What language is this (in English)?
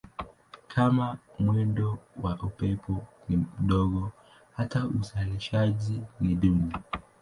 Swahili